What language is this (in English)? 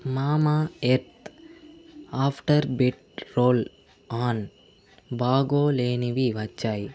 Telugu